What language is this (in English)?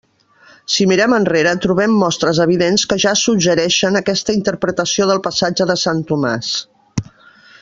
Catalan